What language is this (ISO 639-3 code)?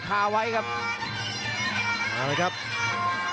tha